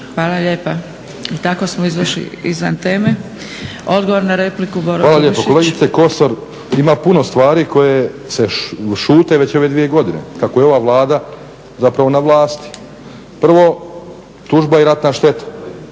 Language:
Croatian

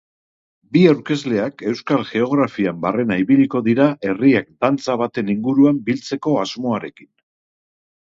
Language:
Basque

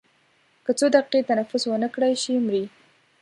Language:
Pashto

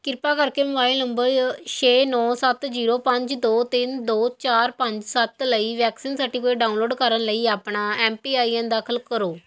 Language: Punjabi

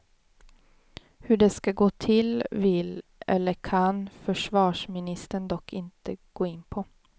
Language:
Swedish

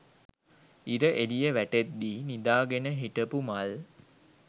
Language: Sinhala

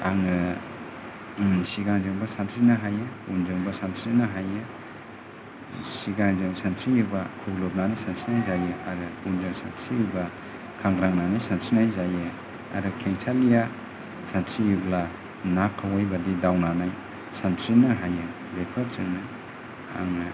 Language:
Bodo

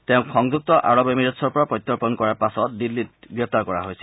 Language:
Assamese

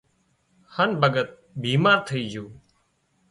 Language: Wadiyara Koli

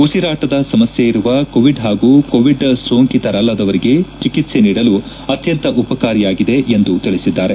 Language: Kannada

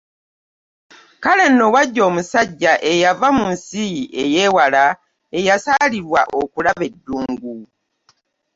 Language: Ganda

